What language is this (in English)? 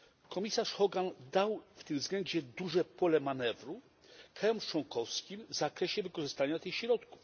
Polish